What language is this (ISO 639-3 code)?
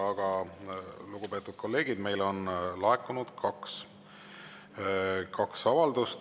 est